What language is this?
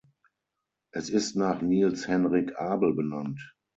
German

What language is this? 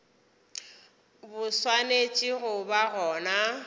Northern Sotho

